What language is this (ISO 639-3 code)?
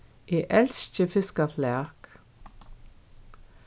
fao